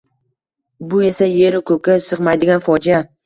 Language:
Uzbek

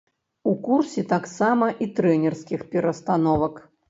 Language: Belarusian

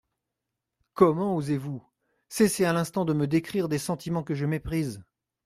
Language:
French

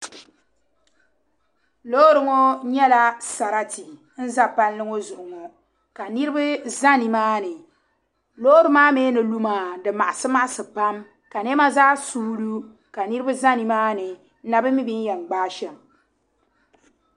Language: Dagbani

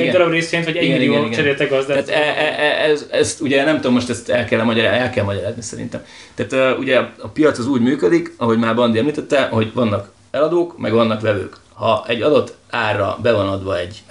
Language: Hungarian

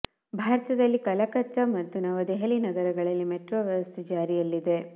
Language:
Kannada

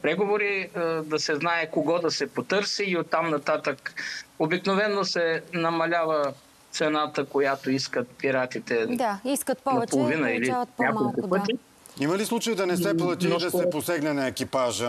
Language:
Bulgarian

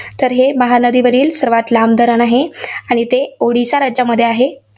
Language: Marathi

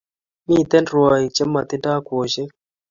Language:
Kalenjin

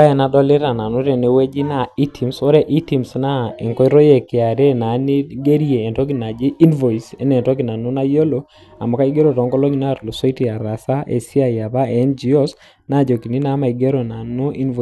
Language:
Masai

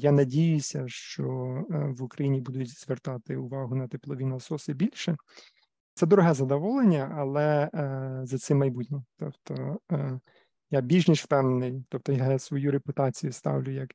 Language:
Ukrainian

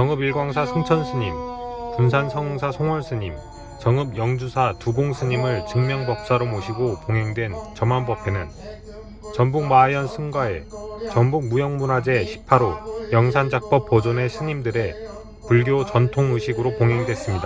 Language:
Korean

